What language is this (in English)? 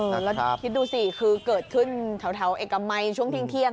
Thai